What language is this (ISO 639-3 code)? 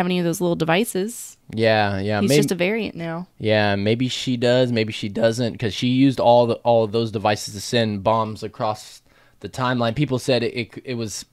eng